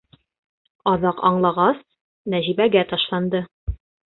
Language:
Bashkir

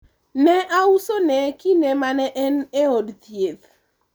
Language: Luo (Kenya and Tanzania)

